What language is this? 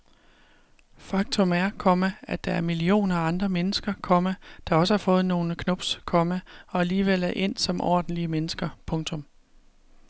Danish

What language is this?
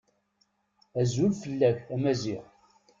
Kabyle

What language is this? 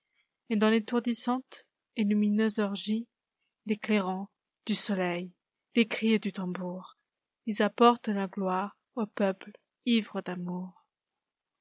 French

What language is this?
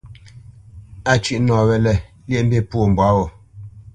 Bamenyam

